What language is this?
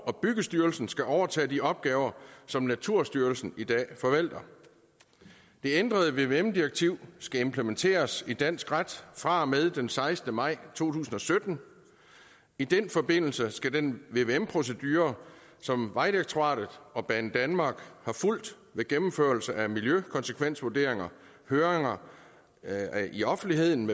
Danish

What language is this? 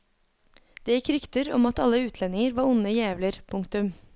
Norwegian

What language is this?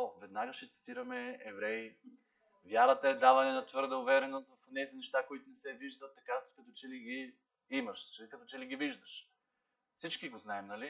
Bulgarian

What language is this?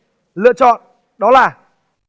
Vietnamese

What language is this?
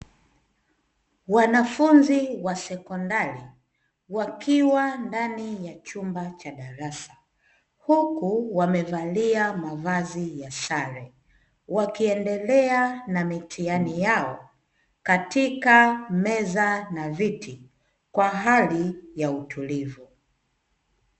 Swahili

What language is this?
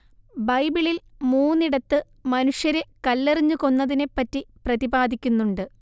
Malayalam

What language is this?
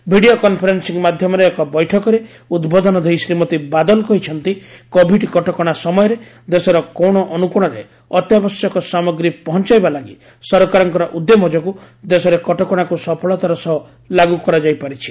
Odia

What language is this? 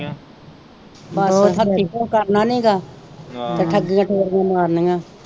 Punjabi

